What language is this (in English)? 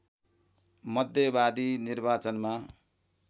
Nepali